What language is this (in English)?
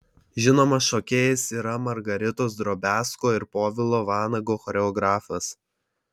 Lithuanian